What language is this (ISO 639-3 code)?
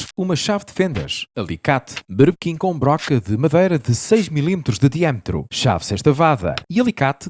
por